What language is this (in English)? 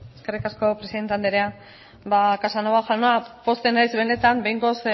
Basque